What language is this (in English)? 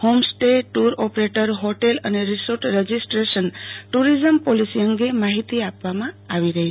Gujarati